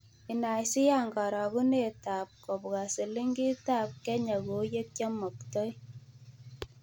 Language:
Kalenjin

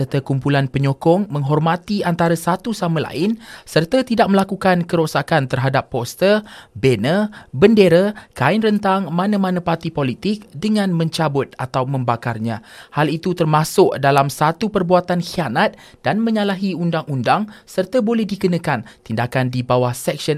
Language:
Malay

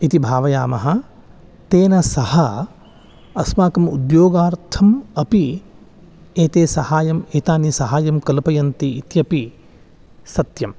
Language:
Sanskrit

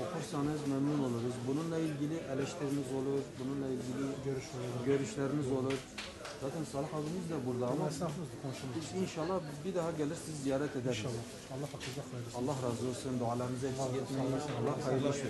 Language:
Turkish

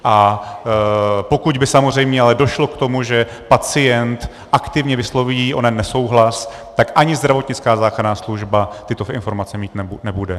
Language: Czech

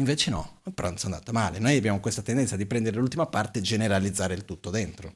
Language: Italian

